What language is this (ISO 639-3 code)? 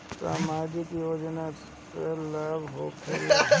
bho